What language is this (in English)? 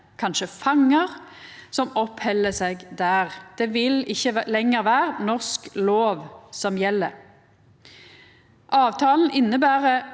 Norwegian